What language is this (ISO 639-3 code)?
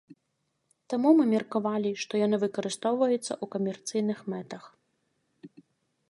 bel